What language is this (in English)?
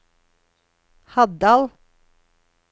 Norwegian